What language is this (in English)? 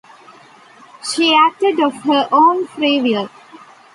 English